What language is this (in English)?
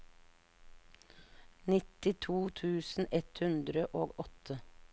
Norwegian